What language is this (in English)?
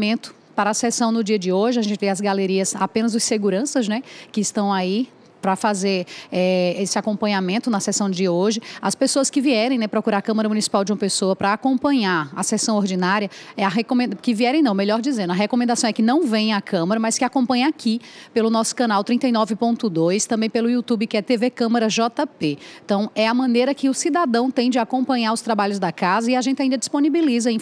Portuguese